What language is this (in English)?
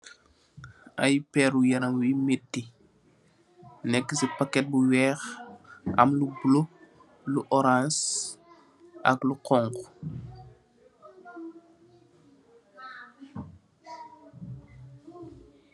Wolof